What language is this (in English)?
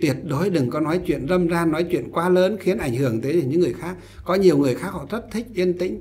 Vietnamese